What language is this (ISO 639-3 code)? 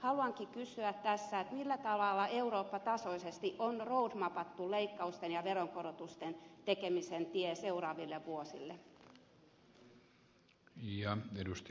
fin